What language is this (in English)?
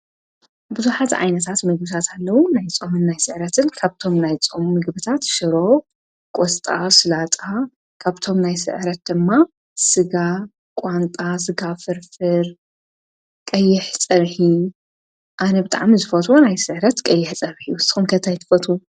Tigrinya